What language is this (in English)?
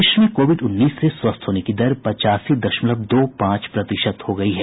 Hindi